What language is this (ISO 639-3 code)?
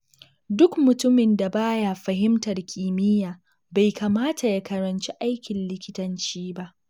hau